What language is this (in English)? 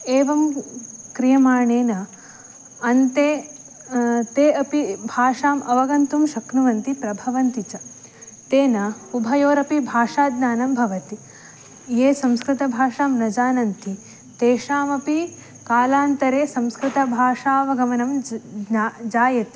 Sanskrit